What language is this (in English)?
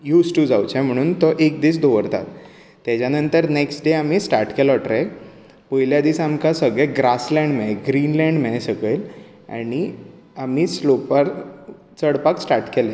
Konkani